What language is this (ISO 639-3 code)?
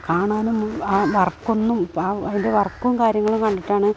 mal